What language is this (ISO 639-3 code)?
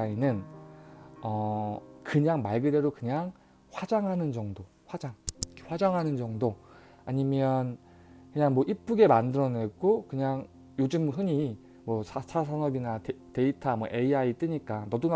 kor